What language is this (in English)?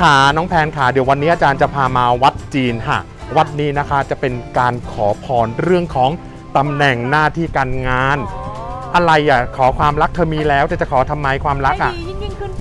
Thai